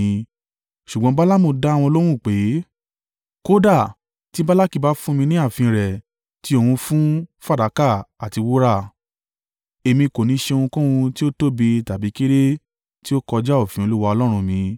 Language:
Yoruba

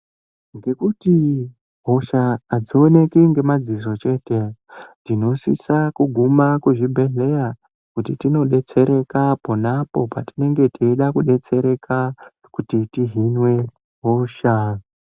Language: Ndau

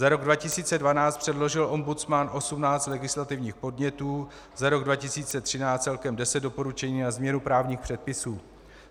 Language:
Czech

